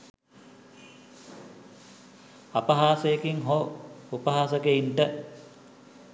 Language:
Sinhala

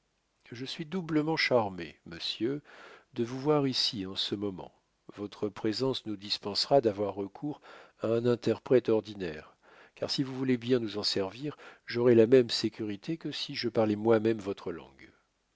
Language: French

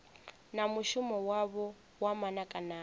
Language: Venda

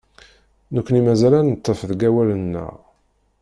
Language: Kabyle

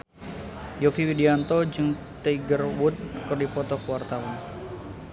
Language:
Sundanese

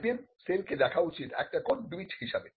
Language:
Bangla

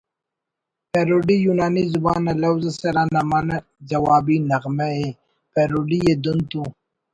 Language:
Brahui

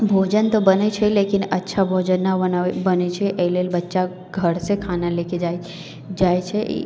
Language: Maithili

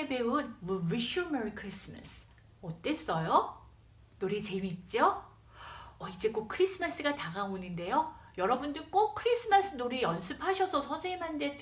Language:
Korean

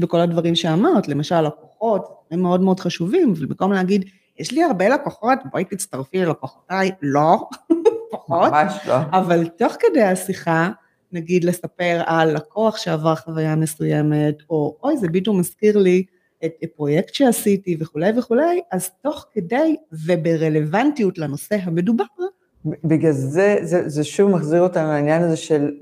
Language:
Hebrew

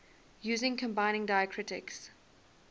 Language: English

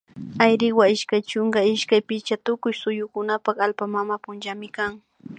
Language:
Imbabura Highland Quichua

